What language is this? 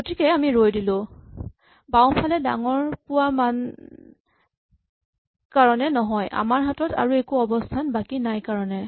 Assamese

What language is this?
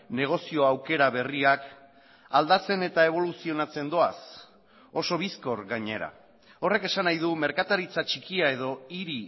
Basque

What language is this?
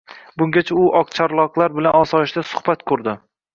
Uzbek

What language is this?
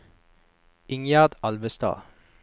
Norwegian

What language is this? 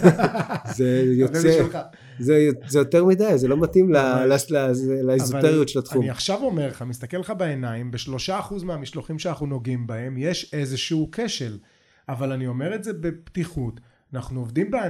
Hebrew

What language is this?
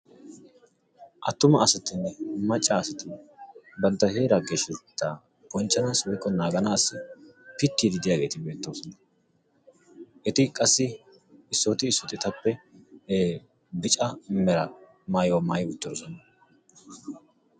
Wolaytta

